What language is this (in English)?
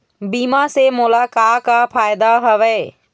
Chhattisgarhi